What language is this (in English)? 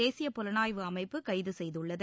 Tamil